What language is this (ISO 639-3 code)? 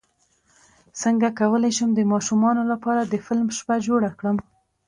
pus